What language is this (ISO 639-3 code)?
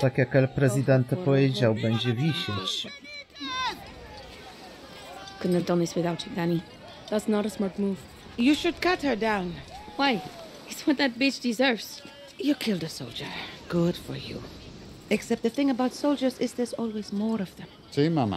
pol